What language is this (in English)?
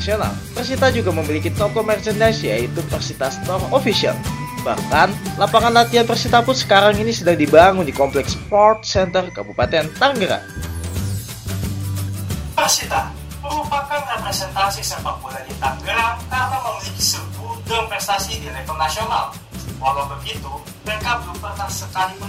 Indonesian